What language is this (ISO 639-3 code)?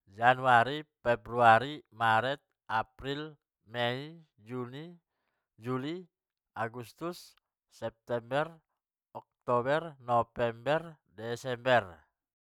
btm